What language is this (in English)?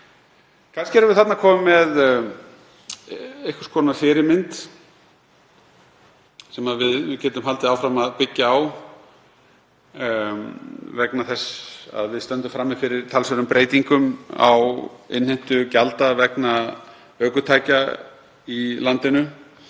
Icelandic